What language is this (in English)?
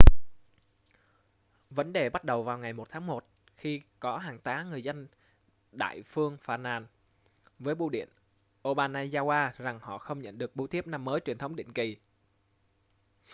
Vietnamese